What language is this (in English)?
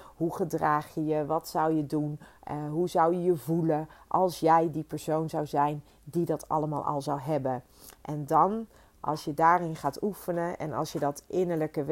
Dutch